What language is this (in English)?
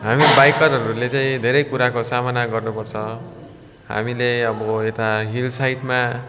Nepali